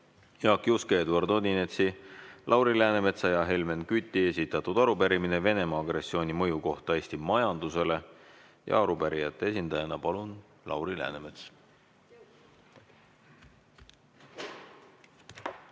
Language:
Estonian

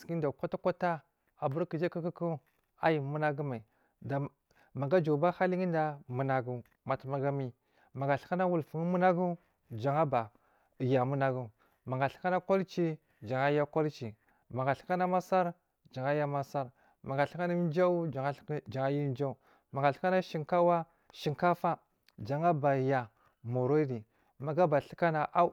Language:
Marghi South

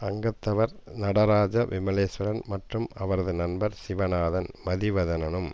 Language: Tamil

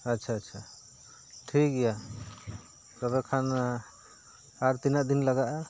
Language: Santali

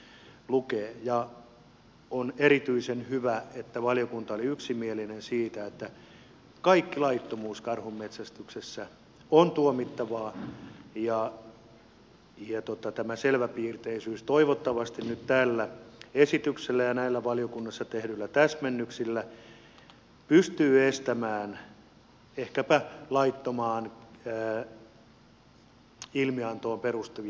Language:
Finnish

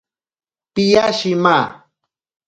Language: Ashéninka Perené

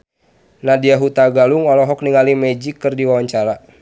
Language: Sundanese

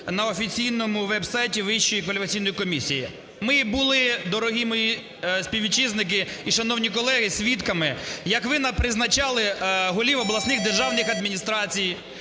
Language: Ukrainian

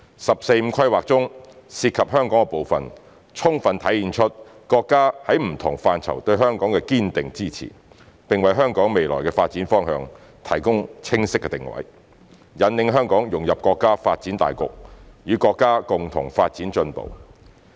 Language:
Cantonese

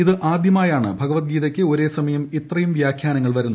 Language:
Malayalam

